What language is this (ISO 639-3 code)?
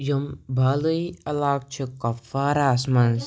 kas